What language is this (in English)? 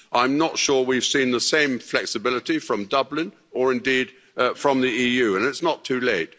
English